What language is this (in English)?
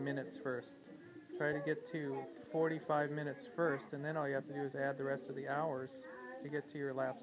English